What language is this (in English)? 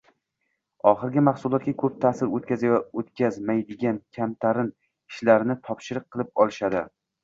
Uzbek